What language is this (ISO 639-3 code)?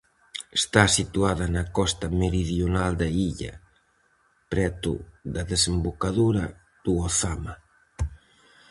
glg